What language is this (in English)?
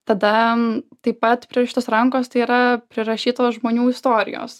Lithuanian